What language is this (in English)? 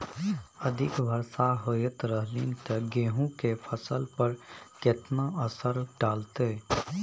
Maithili